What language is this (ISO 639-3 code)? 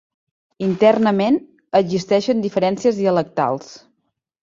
cat